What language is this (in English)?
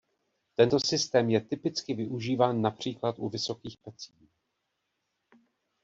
Czech